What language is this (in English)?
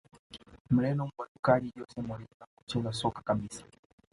Swahili